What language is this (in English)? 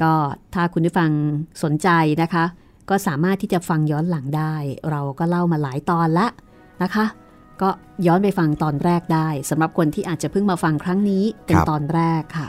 Thai